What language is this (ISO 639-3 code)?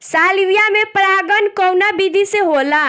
bho